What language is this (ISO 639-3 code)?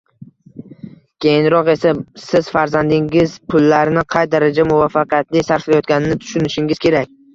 uzb